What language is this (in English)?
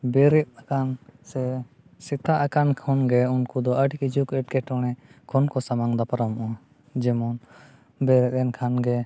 Santali